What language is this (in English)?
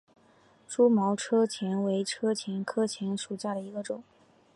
Chinese